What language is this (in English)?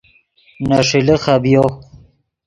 Yidgha